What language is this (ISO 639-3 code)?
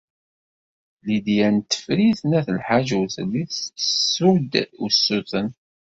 kab